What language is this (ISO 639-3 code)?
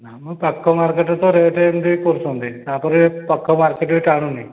ori